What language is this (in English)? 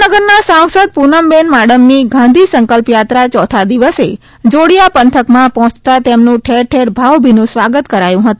Gujarati